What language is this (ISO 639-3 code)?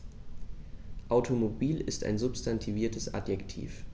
deu